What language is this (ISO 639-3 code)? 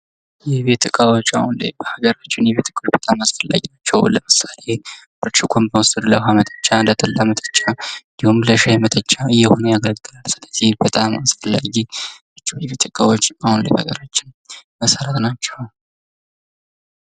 amh